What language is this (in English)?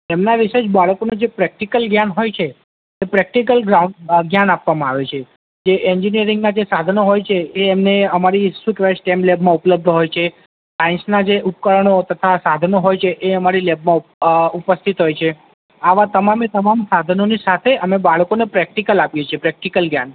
Gujarati